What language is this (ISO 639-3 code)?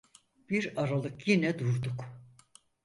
tur